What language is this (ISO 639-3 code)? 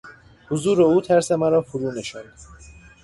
fas